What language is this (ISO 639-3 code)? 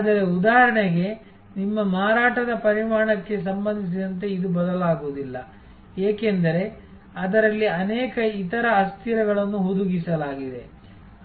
kan